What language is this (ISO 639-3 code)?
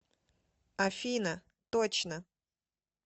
rus